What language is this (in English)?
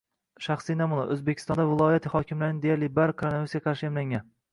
Uzbek